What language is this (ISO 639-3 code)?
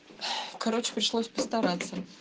rus